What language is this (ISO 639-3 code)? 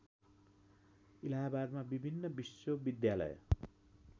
nep